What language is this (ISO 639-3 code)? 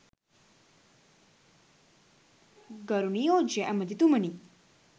sin